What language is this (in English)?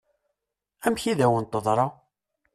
Kabyle